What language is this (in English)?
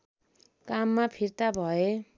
Nepali